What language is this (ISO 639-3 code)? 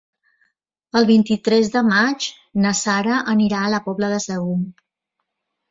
cat